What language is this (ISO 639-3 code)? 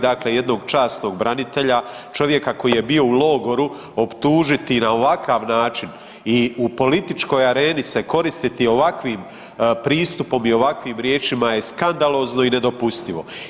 hrv